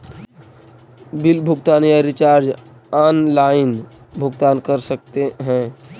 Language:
Magahi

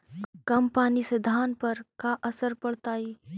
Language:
Magahi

